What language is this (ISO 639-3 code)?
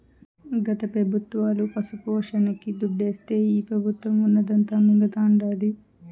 tel